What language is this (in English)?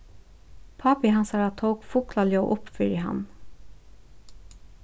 Faroese